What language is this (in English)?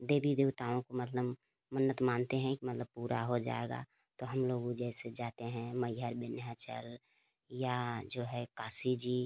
Hindi